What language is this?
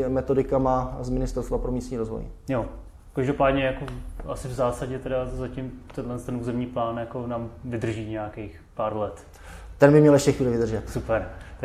Czech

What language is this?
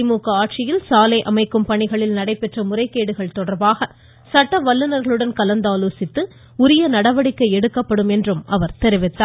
Tamil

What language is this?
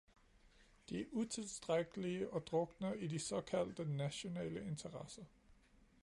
Danish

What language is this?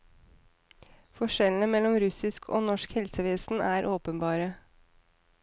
Norwegian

